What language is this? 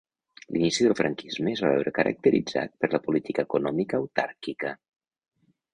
Catalan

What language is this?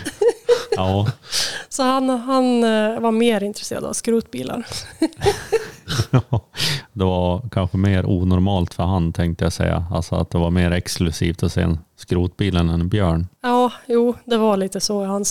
Swedish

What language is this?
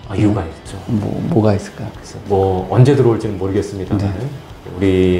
Korean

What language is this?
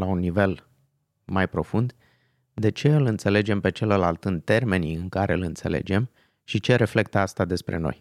Romanian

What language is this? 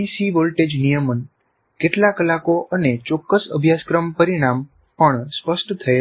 Gujarati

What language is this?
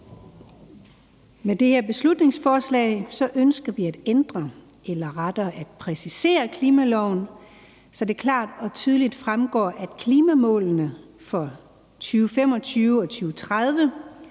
Danish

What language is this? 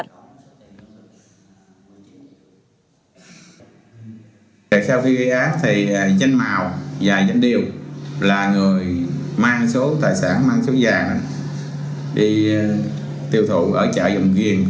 Vietnamese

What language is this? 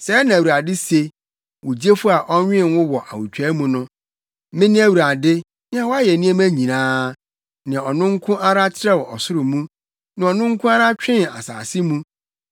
Akan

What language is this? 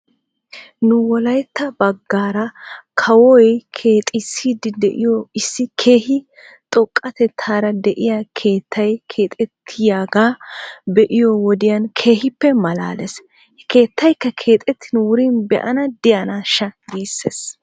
Wolaytta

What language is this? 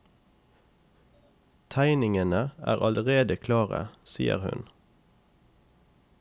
Norwegian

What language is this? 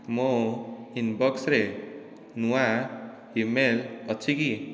Odia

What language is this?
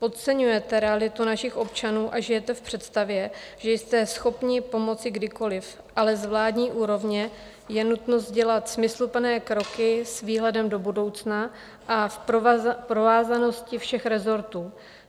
Czech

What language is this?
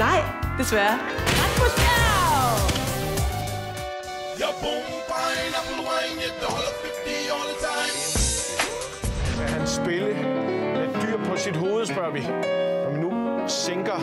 Danish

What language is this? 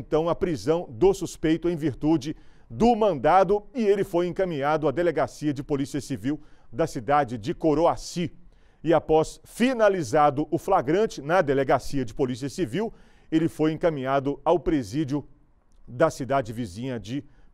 Portuguese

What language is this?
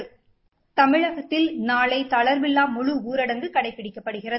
Tamil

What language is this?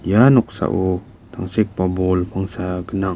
Garo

